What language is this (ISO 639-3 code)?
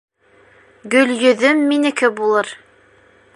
bak